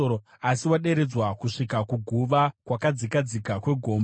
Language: Shona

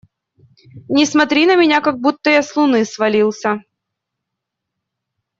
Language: Russian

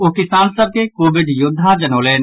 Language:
Maithili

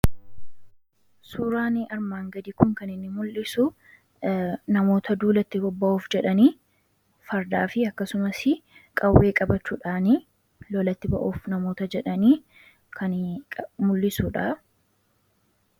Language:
Oromo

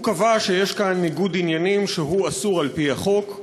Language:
Hebrew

